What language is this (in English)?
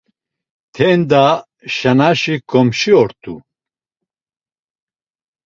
Laz